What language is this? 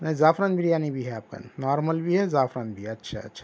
Urdu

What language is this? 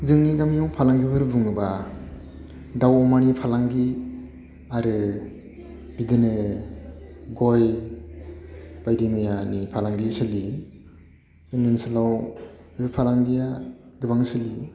Bodo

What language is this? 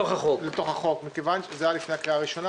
Hebrew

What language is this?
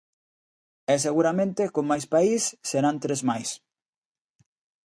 Galician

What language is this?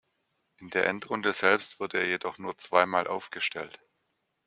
German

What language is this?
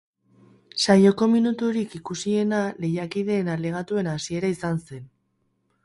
Basque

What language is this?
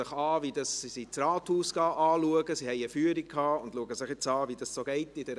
Swiss German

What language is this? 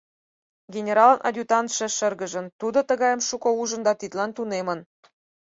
Mari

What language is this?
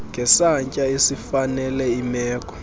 Xhosa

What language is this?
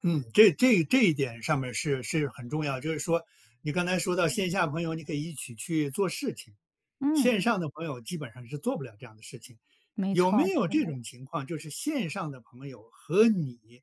Chinese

